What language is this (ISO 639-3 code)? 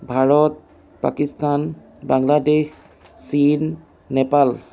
asm